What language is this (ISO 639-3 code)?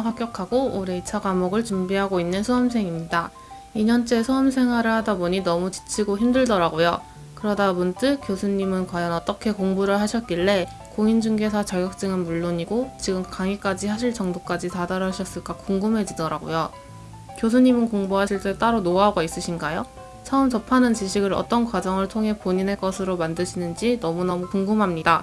kor